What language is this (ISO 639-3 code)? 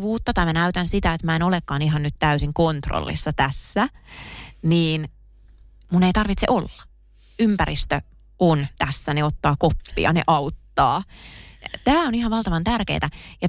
fin